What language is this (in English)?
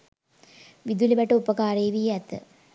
Sinhala